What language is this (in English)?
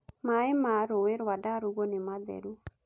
Kikuyu